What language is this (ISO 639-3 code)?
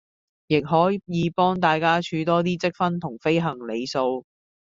yue